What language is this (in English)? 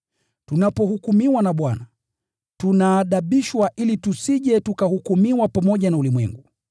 Swahili